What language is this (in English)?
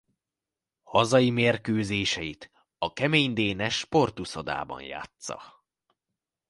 Hungarian